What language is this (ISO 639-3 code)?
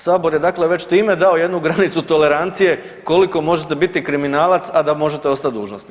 hrv